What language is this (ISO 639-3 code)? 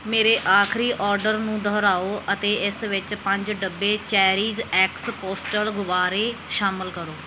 pan